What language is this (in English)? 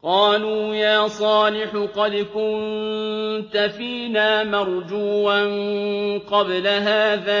Arabic